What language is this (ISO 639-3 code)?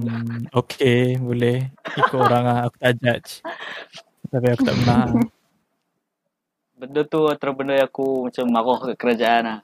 msa